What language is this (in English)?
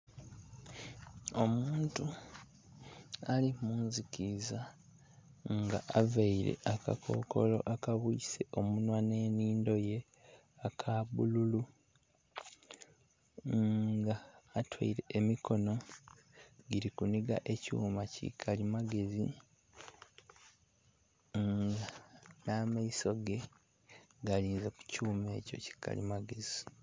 Soga